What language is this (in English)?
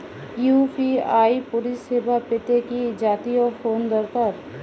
Bangla